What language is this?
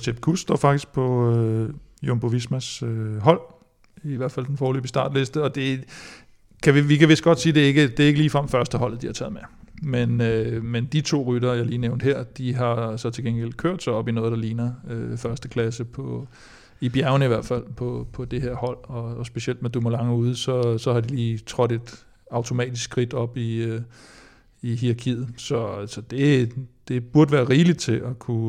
Danish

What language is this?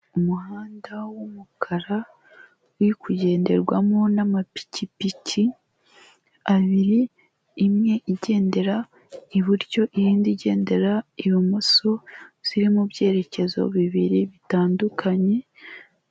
Kinyarwanda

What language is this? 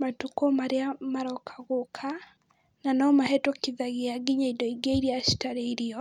Kikuyu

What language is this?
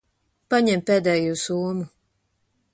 Latvian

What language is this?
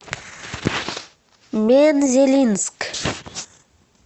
Russian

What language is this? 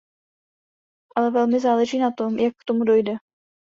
Czech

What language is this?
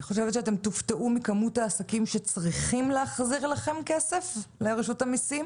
Hebrew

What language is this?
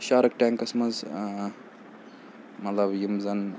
Kashmiri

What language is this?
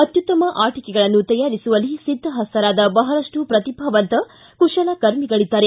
Kannada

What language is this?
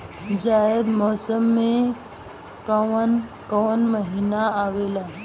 Bhojpuri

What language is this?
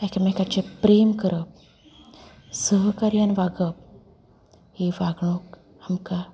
Konkani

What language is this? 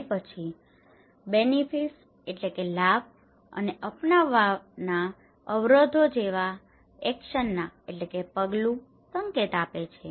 Gujarati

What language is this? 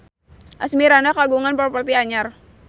Sundanese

